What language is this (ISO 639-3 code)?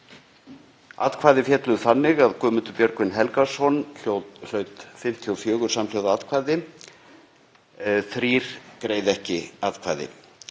isl